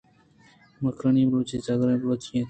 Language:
Eastern Balochi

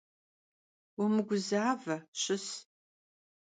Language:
Kabardian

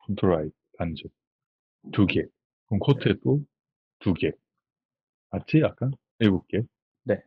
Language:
Korean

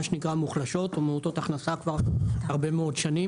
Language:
Hebrew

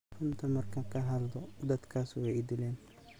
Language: Somali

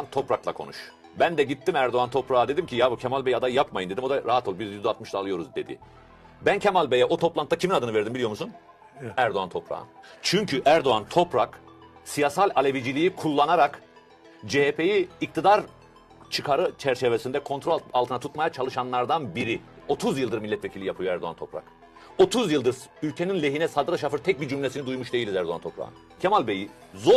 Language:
Turkish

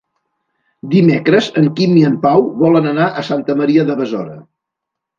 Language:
Catalan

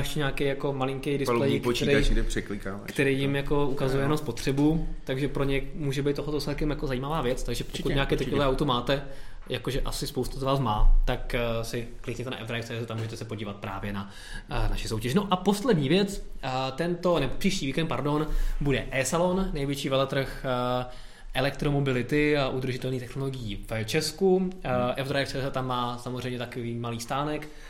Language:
Czech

